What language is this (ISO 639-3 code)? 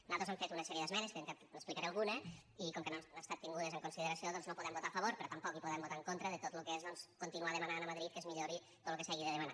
cat